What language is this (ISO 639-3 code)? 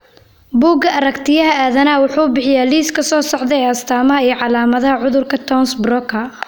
som